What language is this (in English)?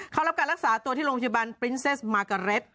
Thai